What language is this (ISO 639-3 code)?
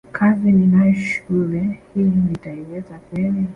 swa